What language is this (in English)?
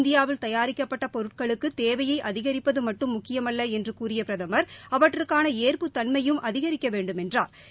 Tamil